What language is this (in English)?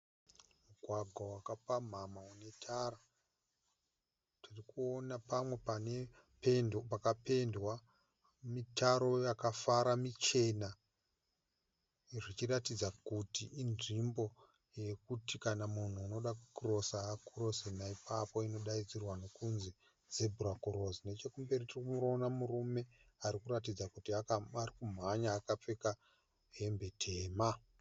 Shona